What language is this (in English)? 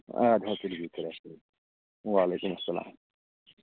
Kashmiri